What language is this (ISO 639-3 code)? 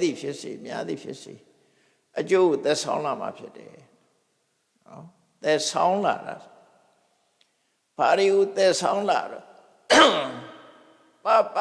eng